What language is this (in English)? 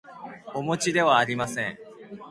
Japanese